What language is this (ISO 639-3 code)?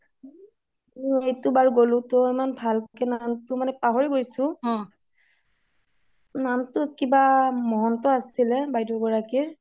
asm